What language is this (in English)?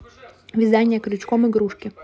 Russian